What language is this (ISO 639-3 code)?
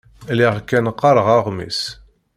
kab